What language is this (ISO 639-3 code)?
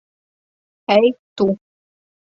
lav